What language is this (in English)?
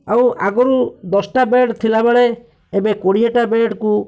Odia